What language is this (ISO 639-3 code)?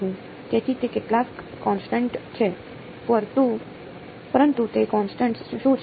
guj